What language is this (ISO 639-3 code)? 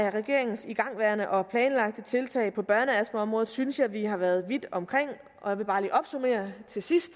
dan